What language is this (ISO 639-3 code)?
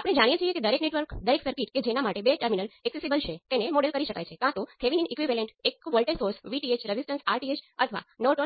guj